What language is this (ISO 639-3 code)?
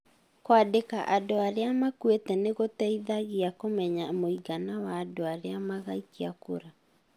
kik